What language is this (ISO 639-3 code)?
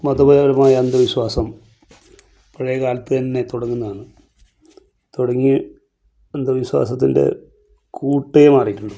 mal